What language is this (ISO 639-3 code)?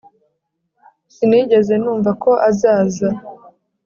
kin